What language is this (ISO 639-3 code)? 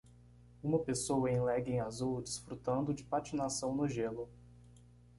por